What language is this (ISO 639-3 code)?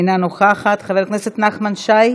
heb